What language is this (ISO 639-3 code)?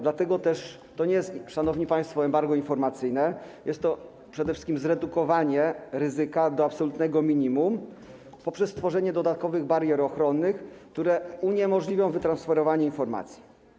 pol